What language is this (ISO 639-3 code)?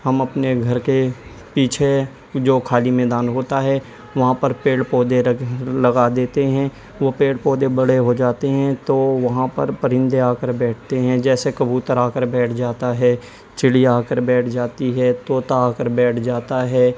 urd